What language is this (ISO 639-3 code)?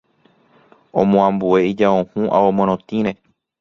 grn